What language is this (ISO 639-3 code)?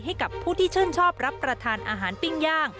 tha